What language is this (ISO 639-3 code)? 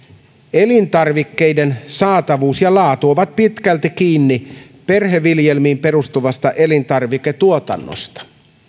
fin